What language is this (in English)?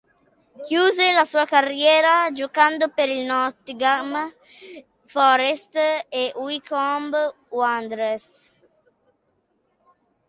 Italian